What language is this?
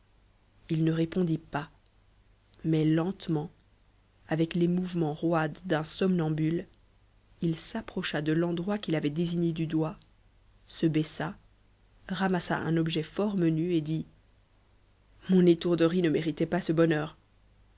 French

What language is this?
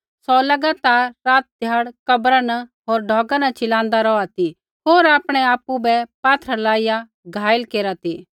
Kullu Pahari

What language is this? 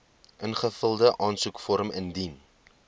Afrikaans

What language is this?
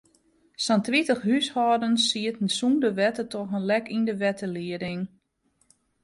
Western Frisian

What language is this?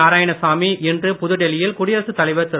Tamil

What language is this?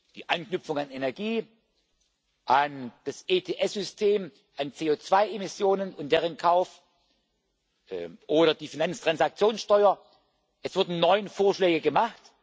German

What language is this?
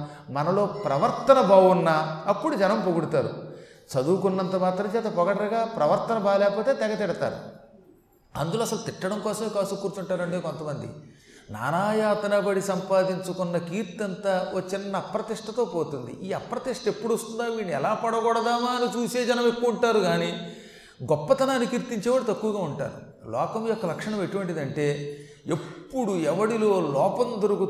Telugu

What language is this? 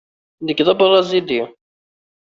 Kabyle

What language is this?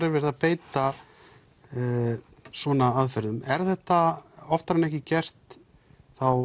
Icelandic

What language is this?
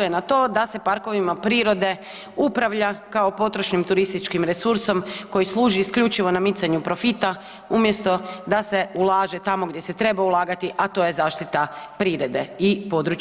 Croatian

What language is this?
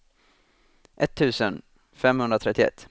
Swedish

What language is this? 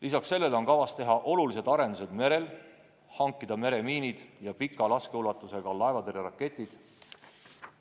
Estonian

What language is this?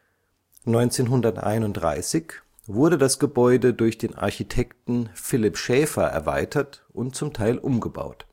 German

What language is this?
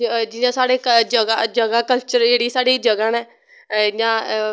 Dogri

